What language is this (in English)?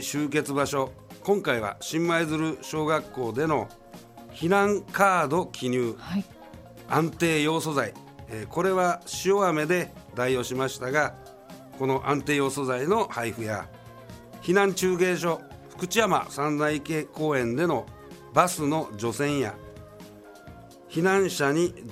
Japanese